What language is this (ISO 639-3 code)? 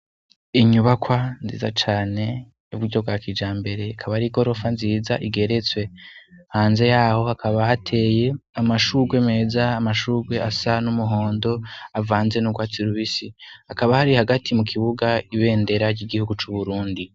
run